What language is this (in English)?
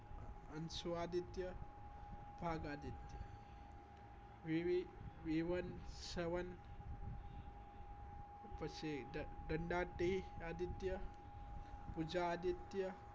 Gujarati